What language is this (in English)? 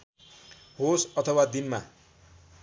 Nepali